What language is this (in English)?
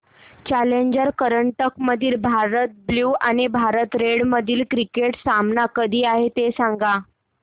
Marathi